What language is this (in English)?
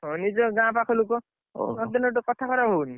Odia